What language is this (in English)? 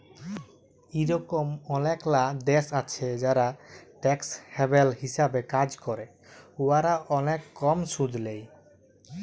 Bangla